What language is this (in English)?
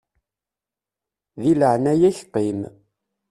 Kabyle